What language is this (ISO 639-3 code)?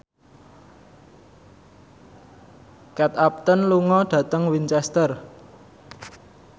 jav